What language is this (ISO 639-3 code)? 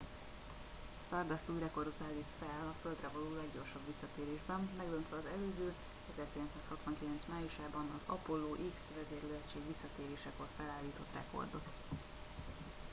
hun